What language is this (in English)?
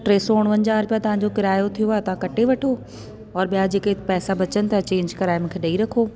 Sindhi